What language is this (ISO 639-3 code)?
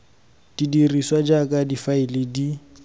tsn